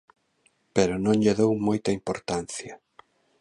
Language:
Galician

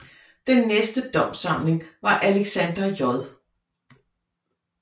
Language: Danish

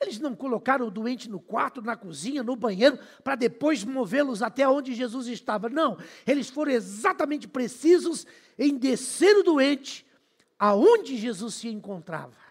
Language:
Portuguese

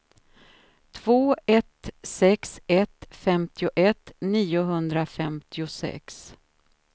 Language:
Swedish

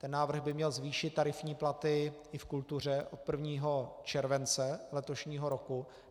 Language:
Czech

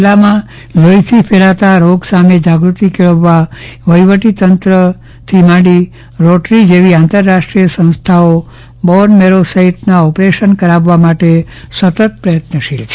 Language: Gujarati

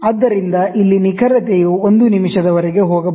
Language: Kannada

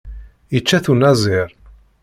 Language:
Kabyle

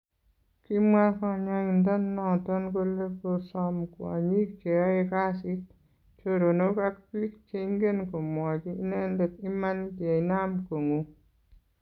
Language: Kalenjin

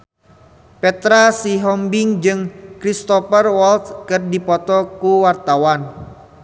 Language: Sundanese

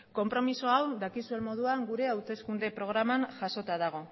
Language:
Basque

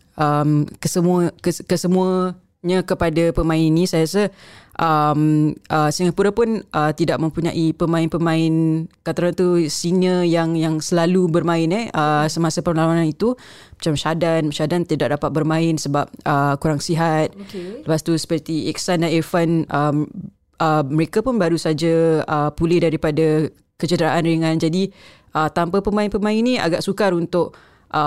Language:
Malay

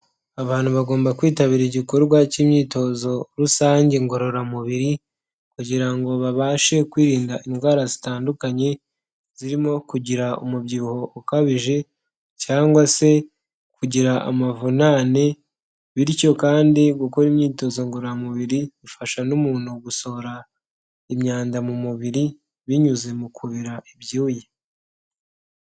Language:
Kinyarwanda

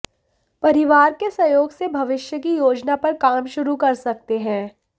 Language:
Hindi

